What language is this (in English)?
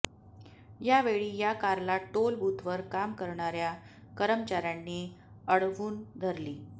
Marathi